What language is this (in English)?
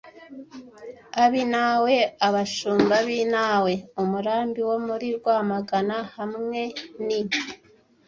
Kinyarwanda